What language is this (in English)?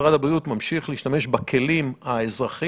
Hebrew